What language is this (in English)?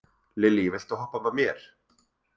Icelandic